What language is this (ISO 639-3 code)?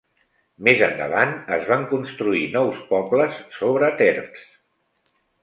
cat